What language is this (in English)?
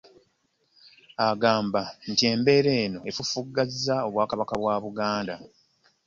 Ganda